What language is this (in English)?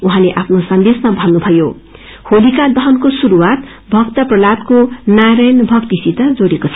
Nepali